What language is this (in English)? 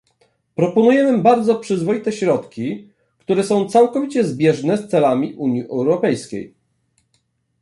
Polish